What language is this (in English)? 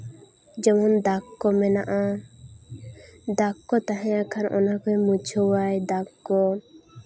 Santali